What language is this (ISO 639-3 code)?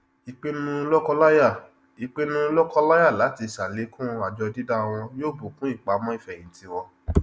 yor